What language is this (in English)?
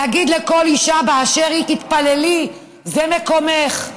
Hebrew